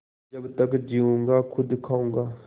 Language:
Hindi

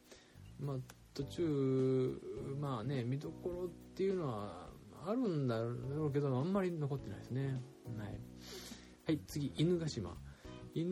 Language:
Japanese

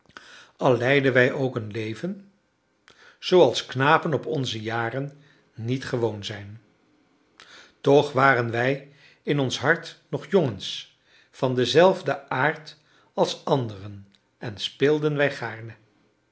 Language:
Dutch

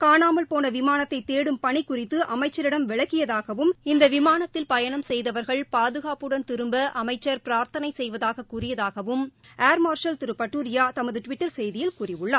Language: Tamil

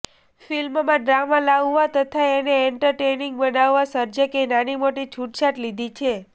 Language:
Gujarati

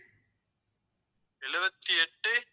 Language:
Tamil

